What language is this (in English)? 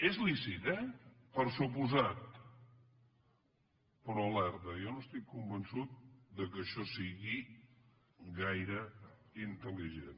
Catalan